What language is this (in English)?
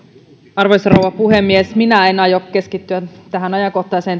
Finnish